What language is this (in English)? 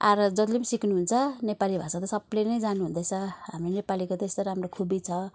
Nepali